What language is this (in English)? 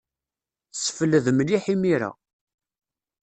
Kabyle